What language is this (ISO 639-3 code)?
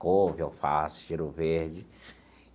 por